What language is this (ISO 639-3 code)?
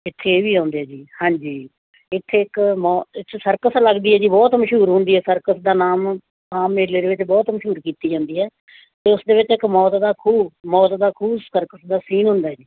pan